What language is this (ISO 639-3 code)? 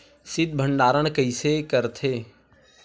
hne